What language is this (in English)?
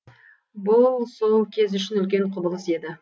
Kazakh